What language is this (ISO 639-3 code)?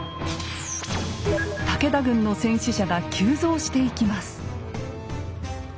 jpn